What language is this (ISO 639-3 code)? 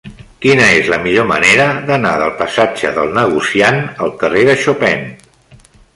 cat